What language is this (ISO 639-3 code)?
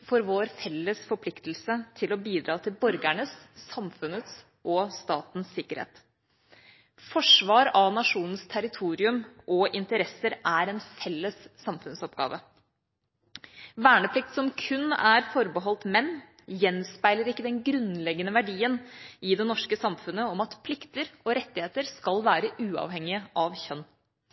nob